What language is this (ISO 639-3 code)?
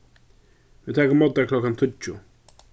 fao